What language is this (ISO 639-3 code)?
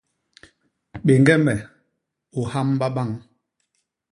bas